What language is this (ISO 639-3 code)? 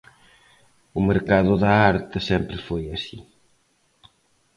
glg